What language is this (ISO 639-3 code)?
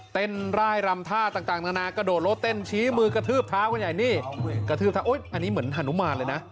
tha